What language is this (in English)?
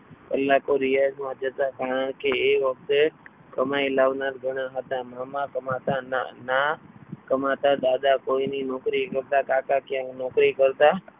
Gujarati